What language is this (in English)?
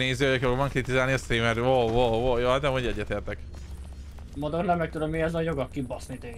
Hungarian